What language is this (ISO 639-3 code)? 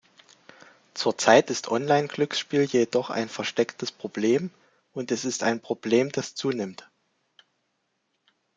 deu